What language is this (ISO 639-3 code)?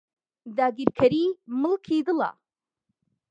ckb